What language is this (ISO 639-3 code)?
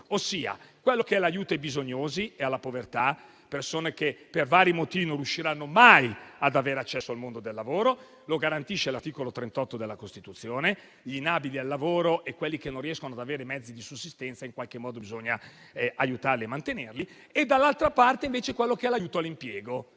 ita